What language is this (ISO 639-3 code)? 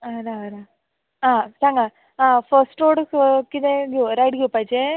kok